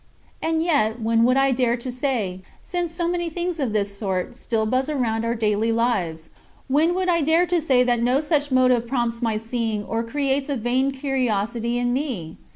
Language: English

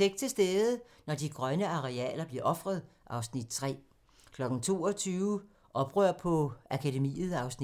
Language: Danish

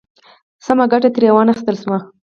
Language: Pashto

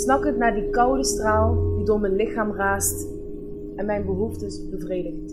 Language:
Dutch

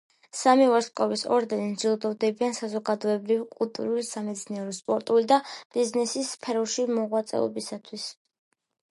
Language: Georgian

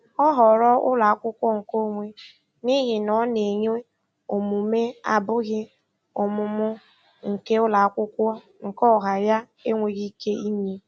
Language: Igbo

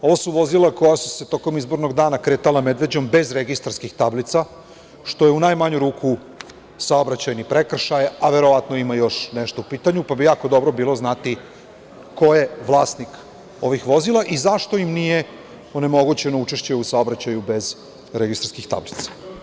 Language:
Serbian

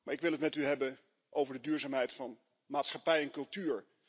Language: Dutch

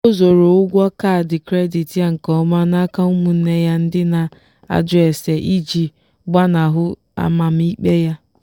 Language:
Igbo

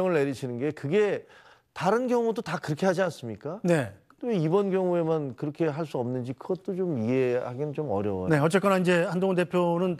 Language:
Korean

